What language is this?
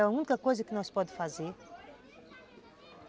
Portuguese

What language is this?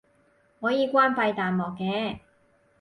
Cantonese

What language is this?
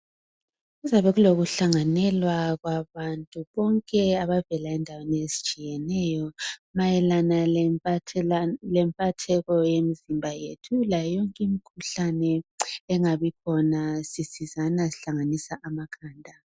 North Ndebele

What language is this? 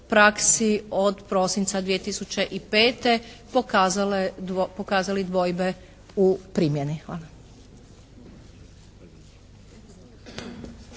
Croatian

